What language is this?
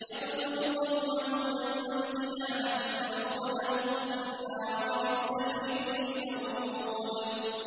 Arabic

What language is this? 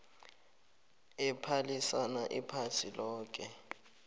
South Ndebele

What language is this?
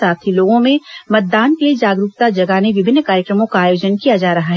Hindi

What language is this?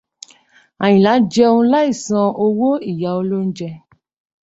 Yoruba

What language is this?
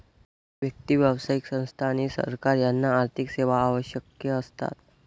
Marathi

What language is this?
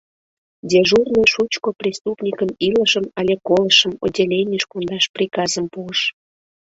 Mari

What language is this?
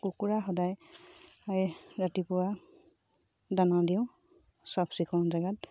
Assamese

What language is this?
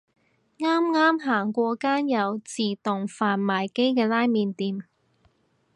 Cantonese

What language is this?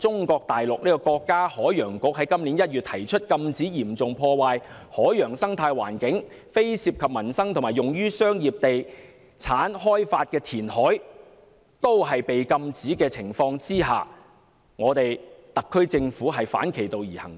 Cantonese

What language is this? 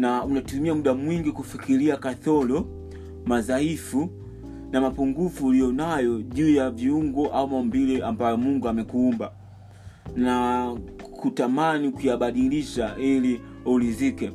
Swahili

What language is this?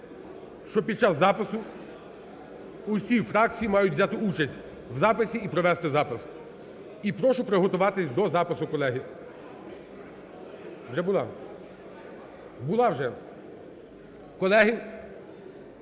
Ukrainian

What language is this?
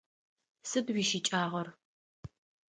Adyghe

